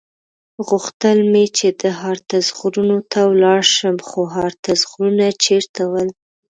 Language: Pashto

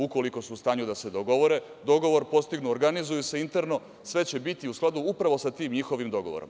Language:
Serbian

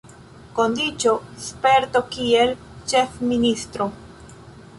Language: Esperanto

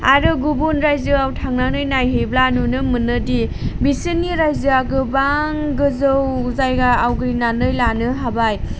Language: Bodo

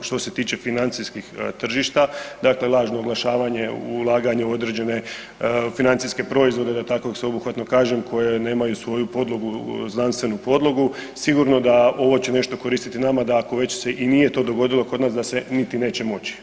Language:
Croatian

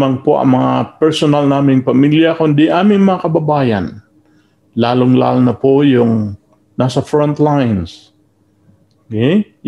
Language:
Filipino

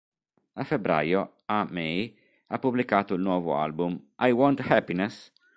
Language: Italian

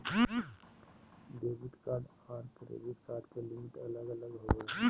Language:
Magahi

